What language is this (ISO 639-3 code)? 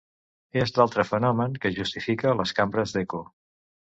cat